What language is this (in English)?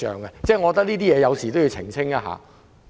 Cantonese